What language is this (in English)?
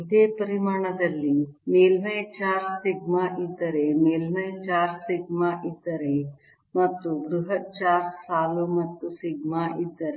Kannada